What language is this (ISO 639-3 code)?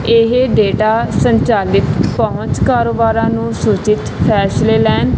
pan